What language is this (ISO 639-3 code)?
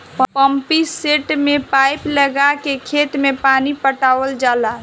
bho